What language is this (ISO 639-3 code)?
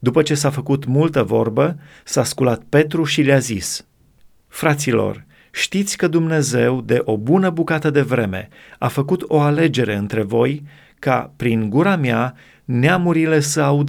ron